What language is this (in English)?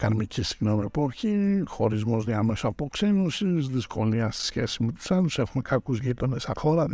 Greek